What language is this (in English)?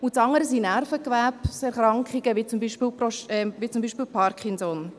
Swiss German